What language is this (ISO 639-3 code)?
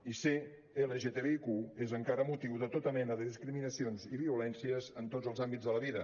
cat